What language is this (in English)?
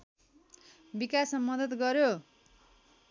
Nepali